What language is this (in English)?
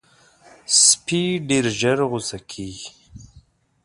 Pashto